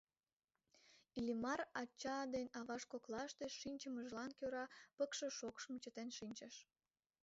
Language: Mari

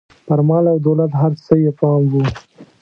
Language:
Pashto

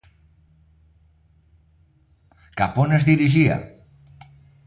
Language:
Catalan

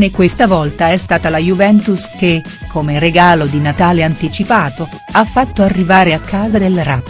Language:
Italian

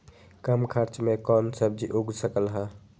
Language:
Magahi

